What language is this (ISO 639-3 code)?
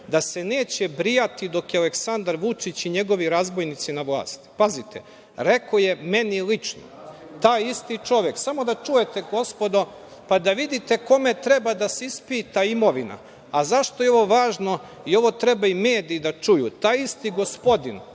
srp